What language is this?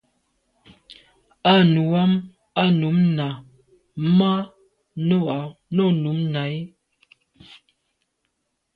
Medumba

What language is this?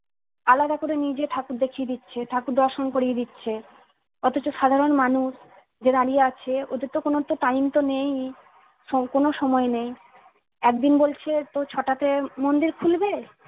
Bangla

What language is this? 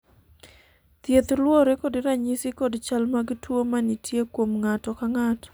Luo (Kenya and Tanzania)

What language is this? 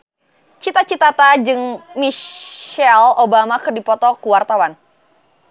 Sundanese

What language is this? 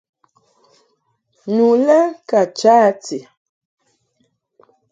Mungaka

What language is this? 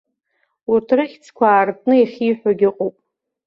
Abkhazian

